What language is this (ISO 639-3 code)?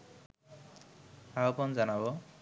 ben